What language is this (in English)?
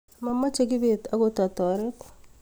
Kalenjin